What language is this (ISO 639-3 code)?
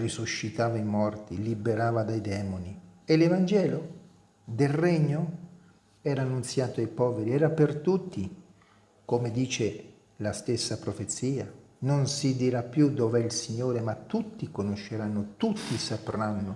ita